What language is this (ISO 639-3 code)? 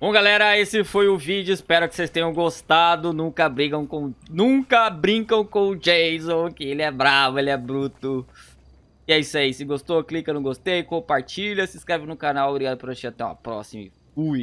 por